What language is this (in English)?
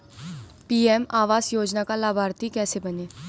Hindi